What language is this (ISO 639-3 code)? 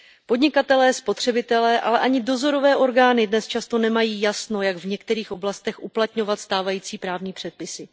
ces